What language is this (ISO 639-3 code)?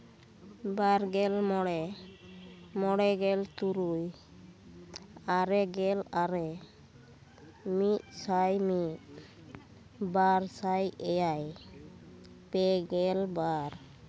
sat